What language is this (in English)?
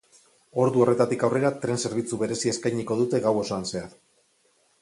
Basque